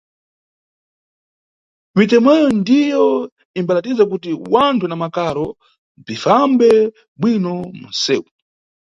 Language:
Nyungwe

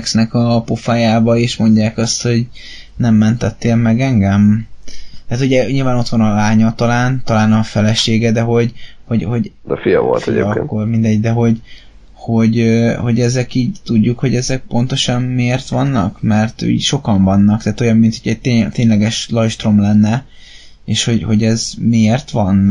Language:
Hungarian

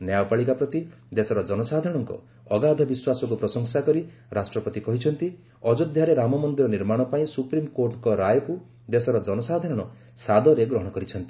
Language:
Odia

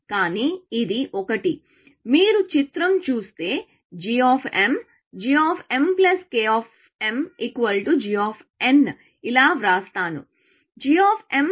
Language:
Telugu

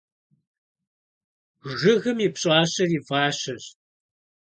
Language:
Kabardian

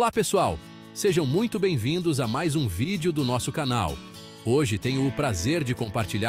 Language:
Portuguese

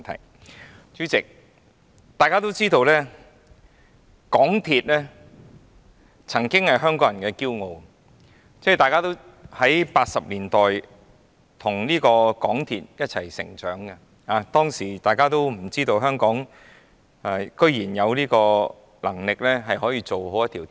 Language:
Cantonese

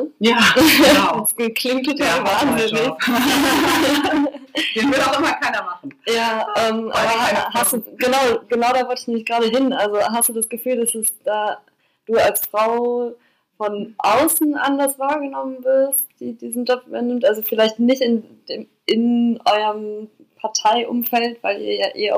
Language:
German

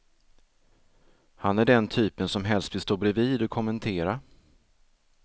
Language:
Swedish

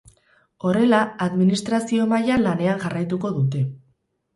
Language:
Basque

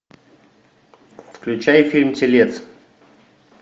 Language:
Russian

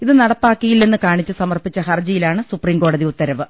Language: Malayalam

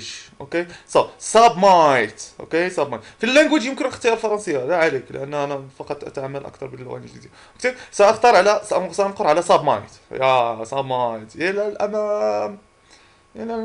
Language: Arabic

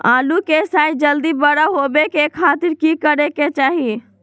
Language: Magahi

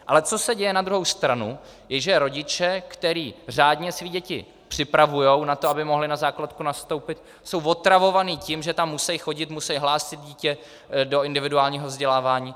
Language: Czech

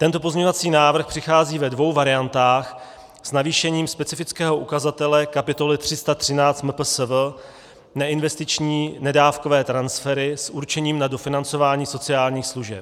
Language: Czech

